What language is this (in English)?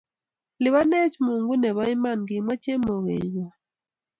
Kalenjin